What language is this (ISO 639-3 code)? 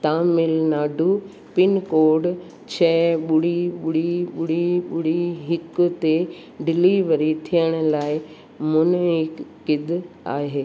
snd